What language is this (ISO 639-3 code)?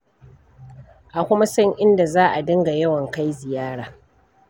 hau